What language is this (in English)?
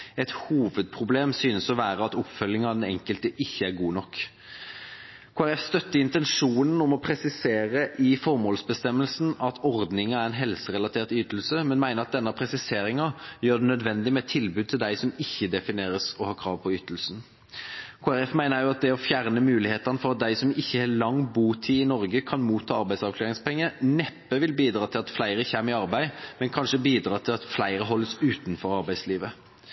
Norwegian Bokmål